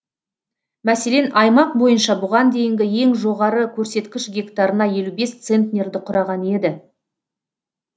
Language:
Kazakh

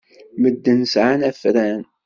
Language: Kabyle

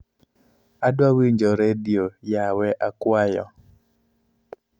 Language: Luo (Kenya and Tanzania)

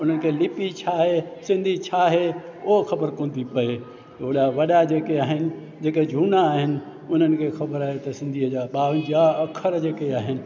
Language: Sindhi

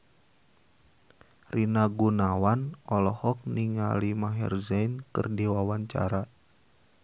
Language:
Sundanese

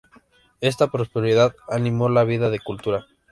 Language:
Spanish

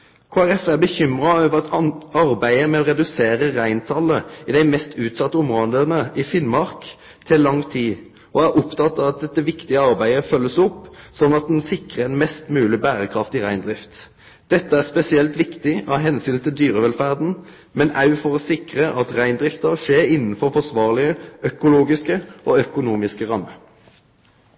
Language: Norwegian Nynorsk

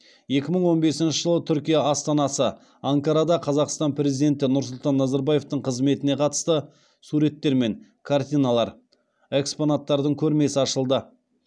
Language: Kazakh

